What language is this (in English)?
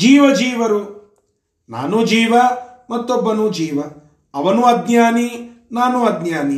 Kannada